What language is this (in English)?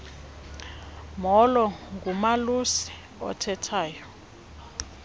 Xhosa